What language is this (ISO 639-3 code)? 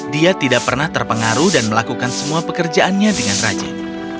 ind